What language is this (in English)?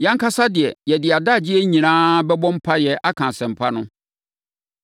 Akan